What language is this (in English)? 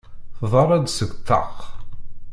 Kabyle